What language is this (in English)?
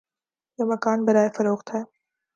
Urdu